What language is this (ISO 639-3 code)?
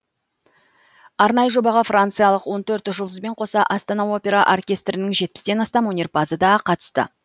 kaz